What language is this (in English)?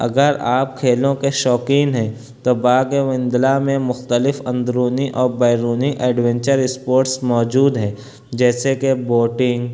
Urdu